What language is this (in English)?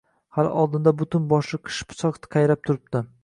Uzbek